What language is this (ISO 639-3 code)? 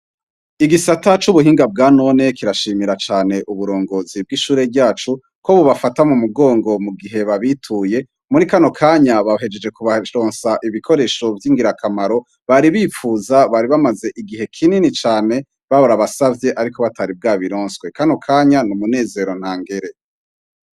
run